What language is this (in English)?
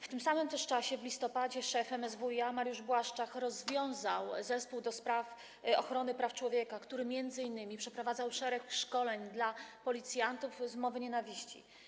Polish